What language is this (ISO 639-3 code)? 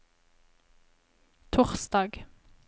nor